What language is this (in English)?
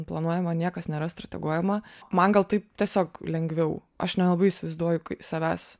Lithuanian